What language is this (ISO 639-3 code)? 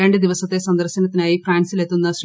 mal